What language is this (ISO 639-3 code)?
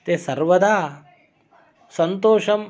san